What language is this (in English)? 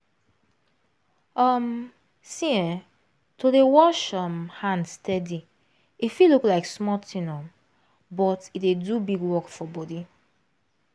Nigerian Pidgin